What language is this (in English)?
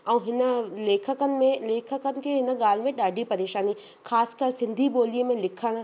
Sindhi